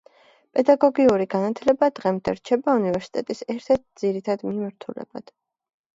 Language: Georgian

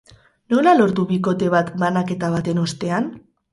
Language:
Basque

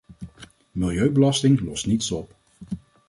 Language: Dutch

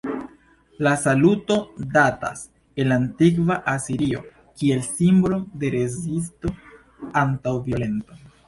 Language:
Esperanto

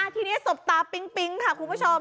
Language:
Thai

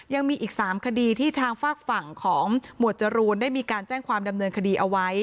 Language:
Thai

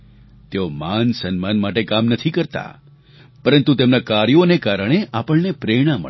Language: Gujarati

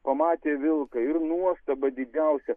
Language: Lithuanian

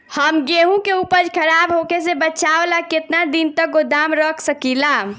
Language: Bhojpuri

